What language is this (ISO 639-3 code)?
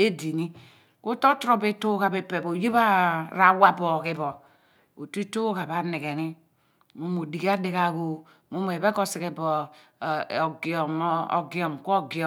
abn